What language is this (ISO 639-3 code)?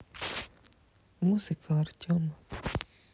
rus